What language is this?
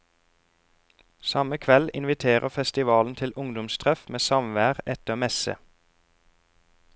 Norwegian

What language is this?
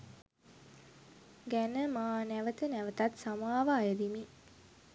Sinhala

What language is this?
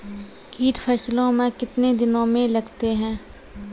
Maithili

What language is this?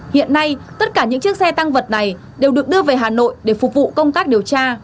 Vietnamese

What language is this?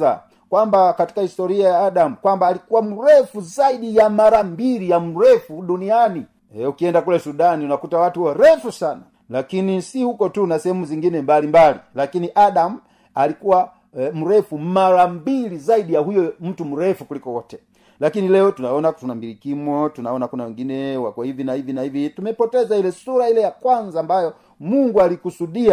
Swahili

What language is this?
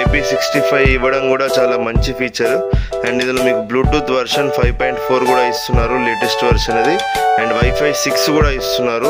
Telugu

